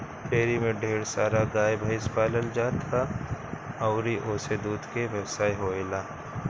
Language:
Bhojpuri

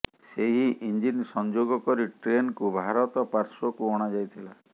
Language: Odia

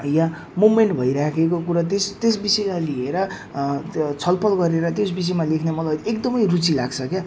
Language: Nepali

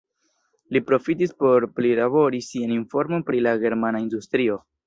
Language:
Esperanto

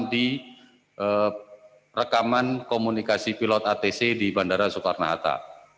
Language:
Indonesian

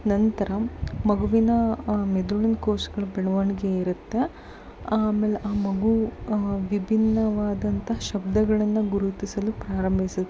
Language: Kannada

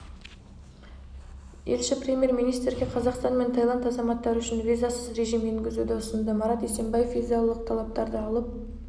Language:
Kazakh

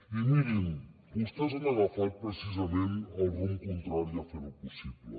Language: Catalan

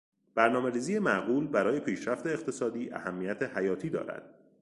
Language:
Persian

